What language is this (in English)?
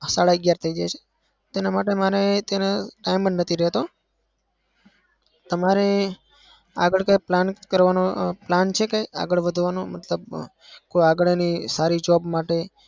Gujarati